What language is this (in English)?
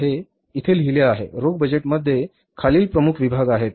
Marathi